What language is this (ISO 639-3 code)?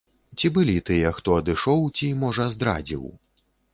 bel